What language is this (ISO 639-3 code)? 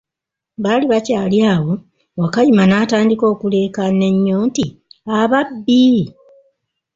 lug